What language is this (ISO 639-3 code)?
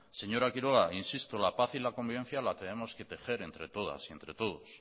spa